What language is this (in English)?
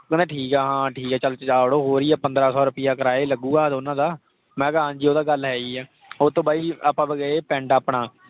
Punjabi